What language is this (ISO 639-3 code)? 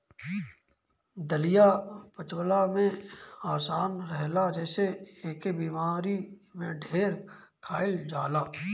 bho